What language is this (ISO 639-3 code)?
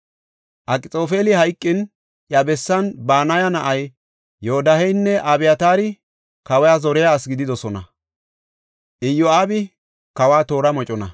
gof